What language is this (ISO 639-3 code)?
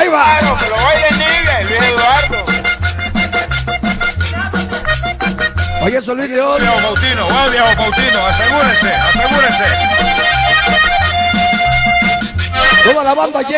spa